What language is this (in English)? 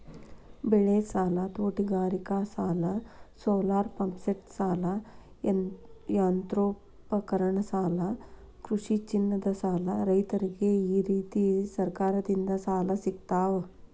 Kannada